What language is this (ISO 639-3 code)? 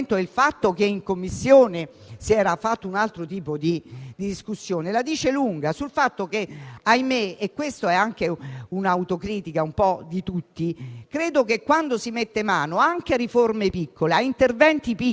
ita